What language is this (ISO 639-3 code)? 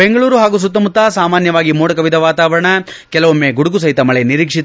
kan